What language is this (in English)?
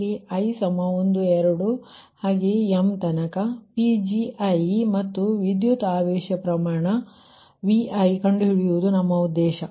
Kannada